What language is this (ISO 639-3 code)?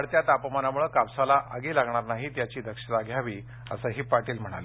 mar